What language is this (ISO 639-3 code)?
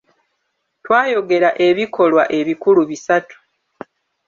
lug